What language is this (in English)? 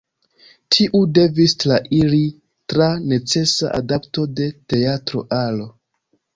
Esperanto